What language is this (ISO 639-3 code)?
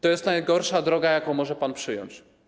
pol